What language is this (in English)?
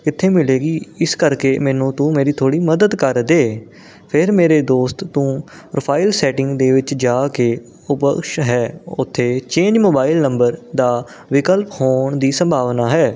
Punjabi